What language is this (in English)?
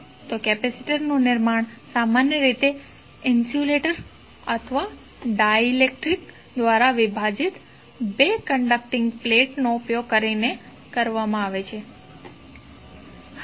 Gujarati